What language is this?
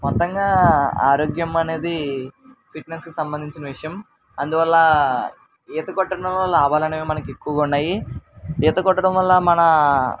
Telugu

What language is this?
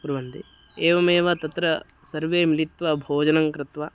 Sanskrit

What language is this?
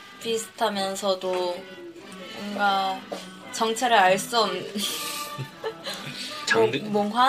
Korean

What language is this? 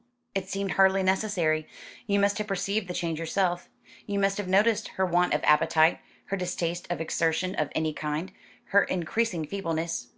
English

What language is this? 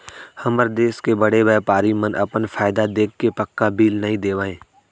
Chhattisgarhi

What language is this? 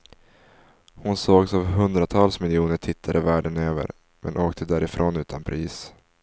Swedish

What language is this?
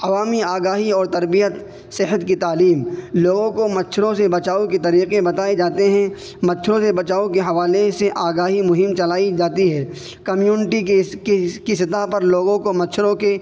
Urdu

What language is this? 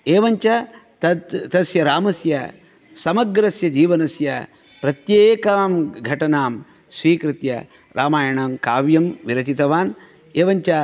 Sanskrit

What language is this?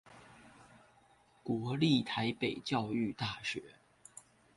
Chinese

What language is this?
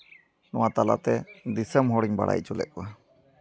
Santali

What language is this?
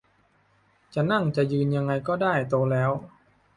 Thai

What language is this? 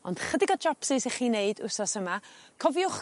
Welsh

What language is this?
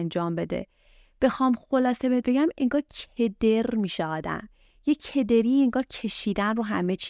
Persian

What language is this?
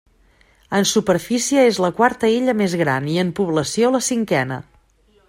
Catalan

